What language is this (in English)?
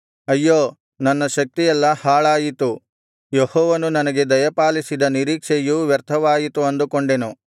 Kannada